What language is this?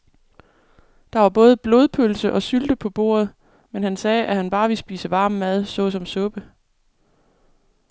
Danish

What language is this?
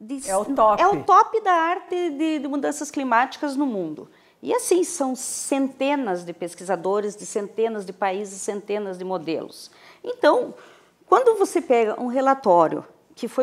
Portuguese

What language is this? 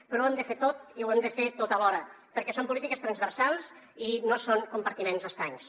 Catalan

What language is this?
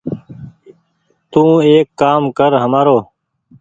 Goaria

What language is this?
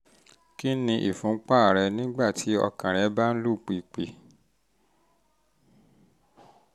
Yoruba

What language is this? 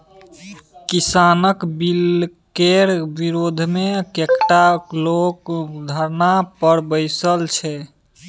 Maithili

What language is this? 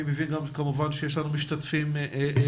Hebrew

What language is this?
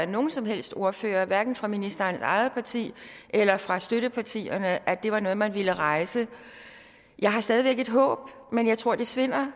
Danish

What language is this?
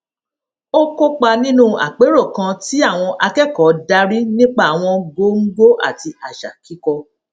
Yoruba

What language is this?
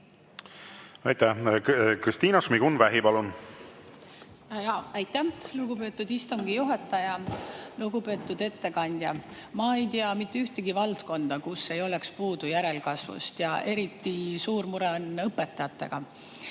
Estonian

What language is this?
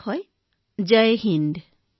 Assamese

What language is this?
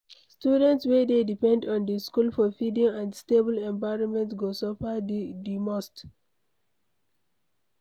Nigerian Pidgin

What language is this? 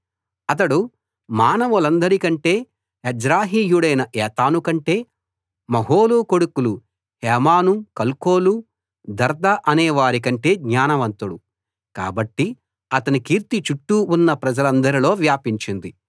Telugu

